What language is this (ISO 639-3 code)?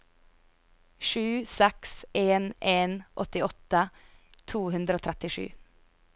nor